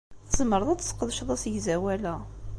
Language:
Kabyle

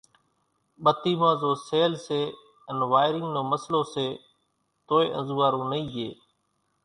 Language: Kachi Koli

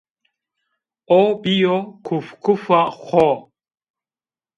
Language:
Zaza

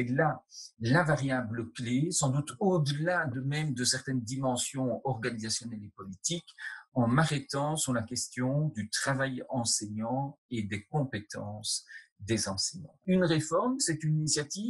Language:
French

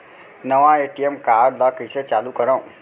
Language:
Chhattisgarhi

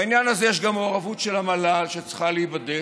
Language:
Hebrew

